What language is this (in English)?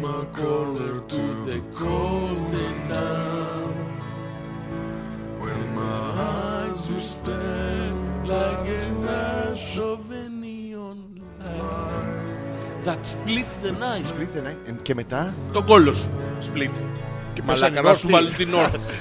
Greek